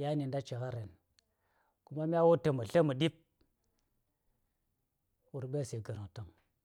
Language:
Saya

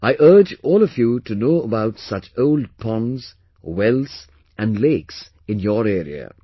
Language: English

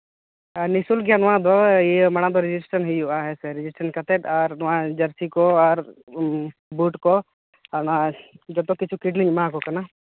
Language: Santali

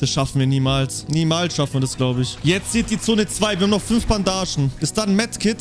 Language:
German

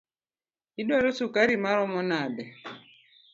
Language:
Luo (Kenya and Tanzania)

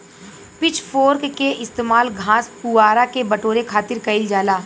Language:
Bhojpuri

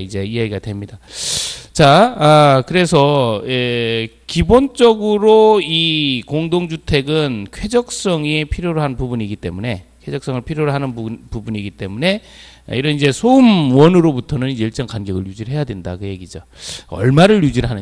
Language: Korean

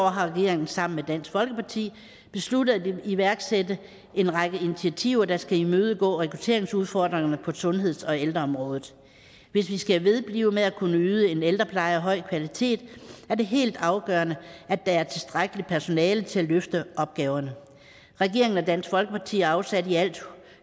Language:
Danish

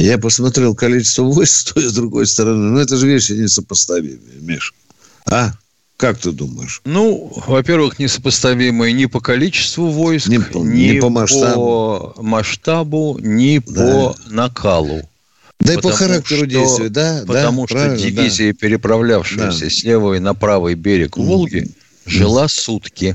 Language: Russian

